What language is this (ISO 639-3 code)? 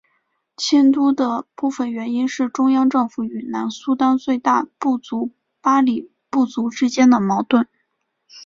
zho